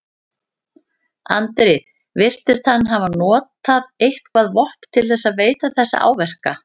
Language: Icelandic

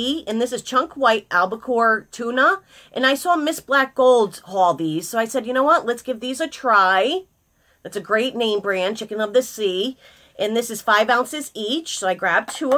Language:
English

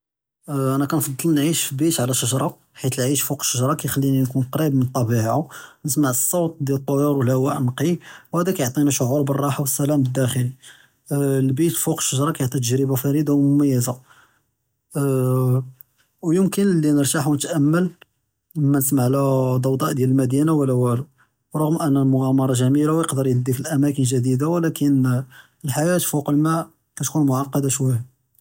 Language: Judeo-Arabic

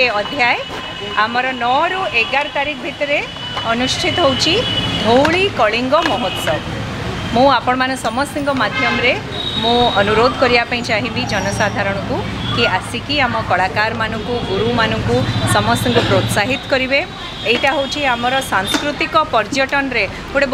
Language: Thai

